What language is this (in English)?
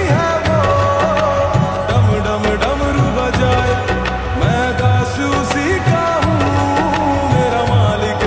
Arabic